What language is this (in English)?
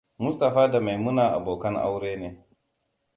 Hausa